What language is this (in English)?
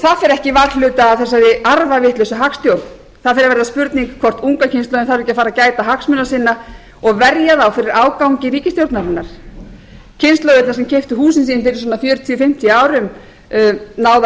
Icelandic